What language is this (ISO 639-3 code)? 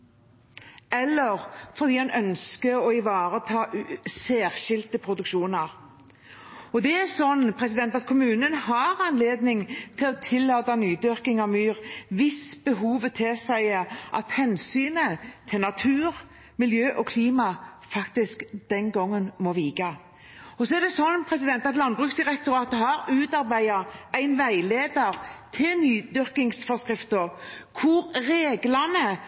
nob